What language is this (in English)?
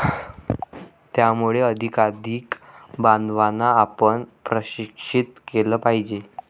Marathi